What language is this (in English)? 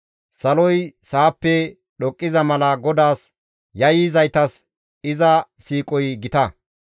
Gamo